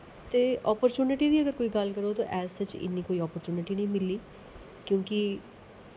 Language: Dogri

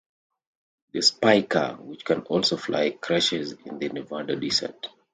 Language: English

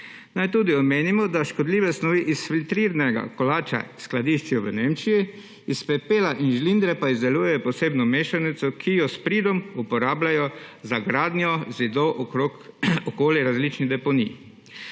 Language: Slovenian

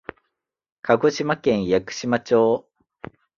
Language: Japanese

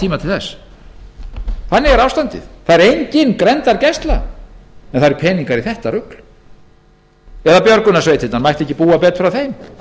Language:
Icelandic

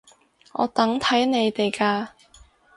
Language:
Cantonese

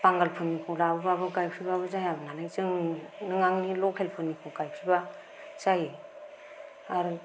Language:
Bodo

